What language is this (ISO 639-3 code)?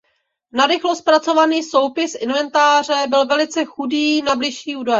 ces